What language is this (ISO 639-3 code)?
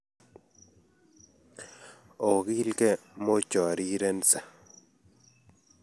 kln